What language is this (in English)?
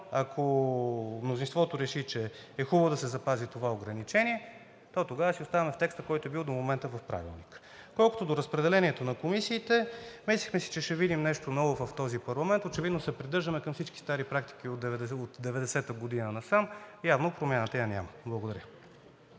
Bulgarian